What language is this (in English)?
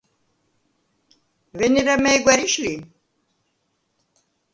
Svan